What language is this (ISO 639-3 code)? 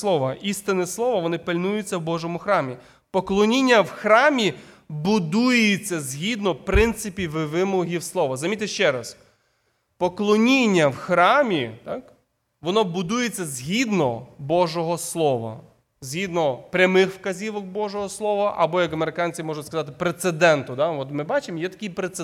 ukr